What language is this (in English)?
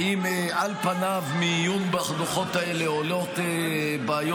Hebrew